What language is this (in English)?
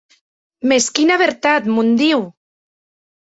Occitan